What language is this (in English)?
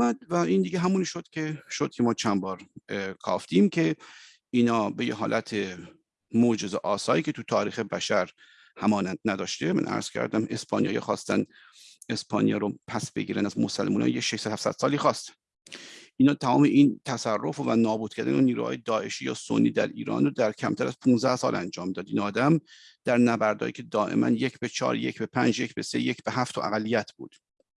Persian